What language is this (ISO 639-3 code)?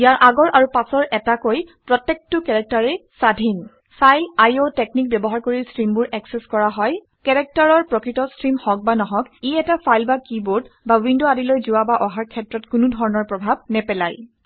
asm